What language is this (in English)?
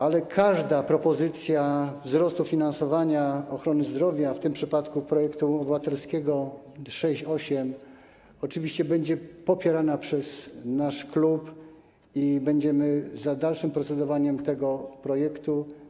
Polish